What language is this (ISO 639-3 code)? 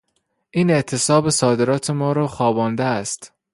fas